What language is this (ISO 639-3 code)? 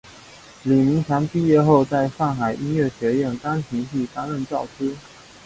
zho